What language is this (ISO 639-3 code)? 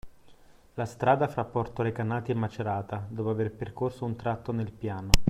ita